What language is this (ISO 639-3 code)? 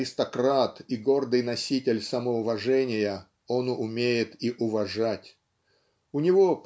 rus